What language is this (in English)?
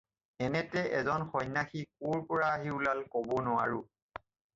Assamese